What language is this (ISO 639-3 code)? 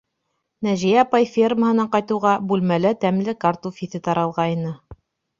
bak